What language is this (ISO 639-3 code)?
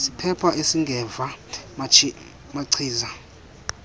xho